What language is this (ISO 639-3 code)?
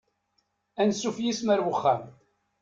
kab